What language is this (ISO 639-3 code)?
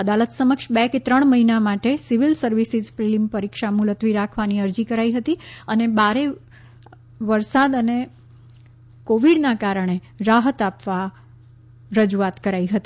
guj